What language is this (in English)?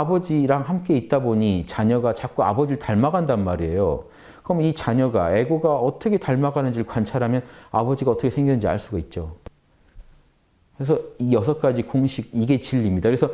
Korean